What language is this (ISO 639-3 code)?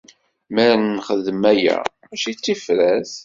kab